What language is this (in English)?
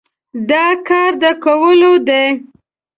Pashto